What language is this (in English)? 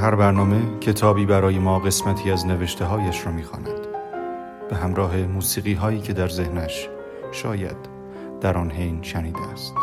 Persian